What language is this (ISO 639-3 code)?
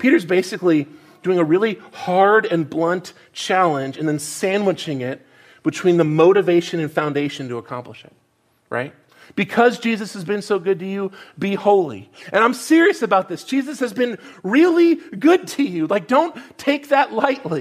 eng